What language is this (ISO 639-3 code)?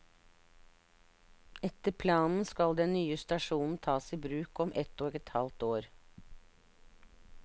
nor